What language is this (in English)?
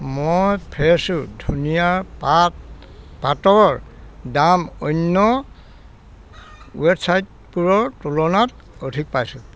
Assamese